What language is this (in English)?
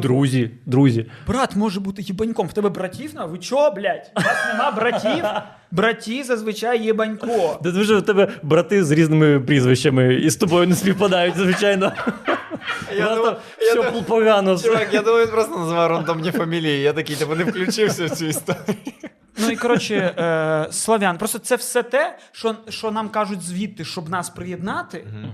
Ukrainian